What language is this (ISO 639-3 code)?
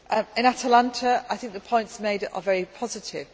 eng